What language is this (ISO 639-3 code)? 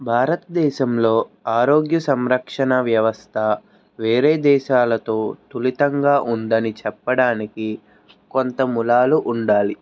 tel